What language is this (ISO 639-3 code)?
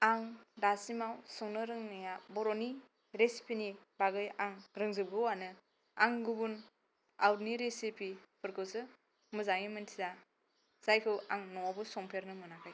brx